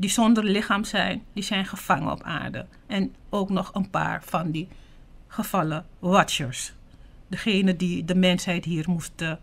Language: Dutch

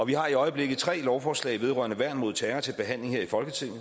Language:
Danish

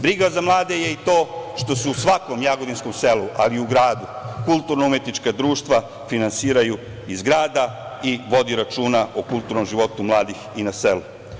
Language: Serbian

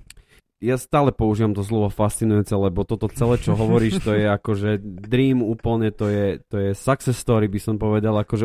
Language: Slovak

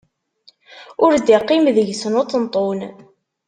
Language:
Kabyle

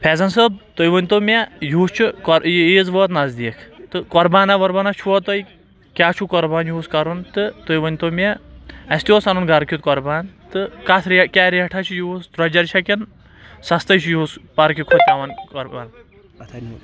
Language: Kashmiri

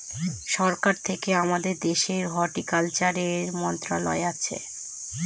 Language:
Bangla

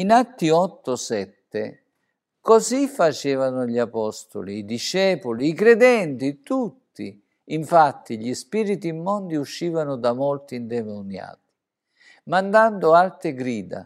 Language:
Italian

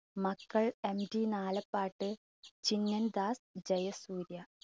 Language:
Malayalam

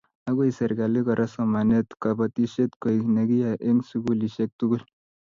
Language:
Kalenjin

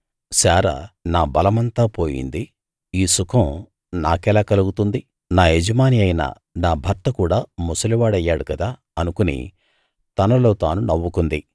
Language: Telugu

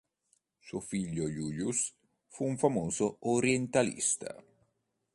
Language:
Italian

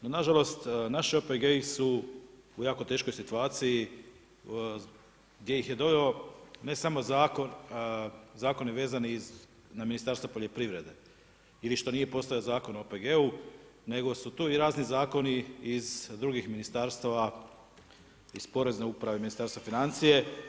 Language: Croatian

